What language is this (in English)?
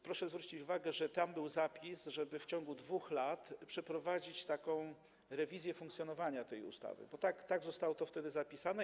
Polish